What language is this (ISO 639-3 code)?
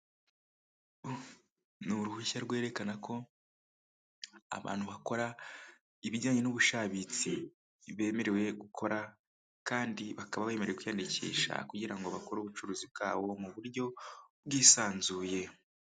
kin